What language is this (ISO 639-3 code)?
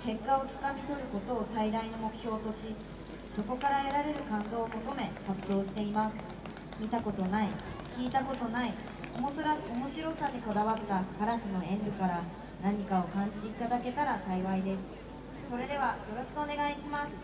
jpn